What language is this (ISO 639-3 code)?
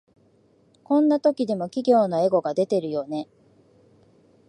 jpn